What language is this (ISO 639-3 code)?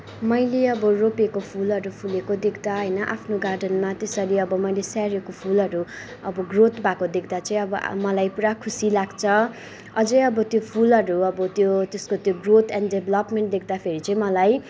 nep